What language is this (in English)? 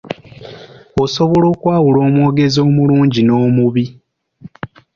Ganda